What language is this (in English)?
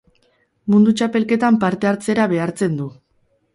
Basque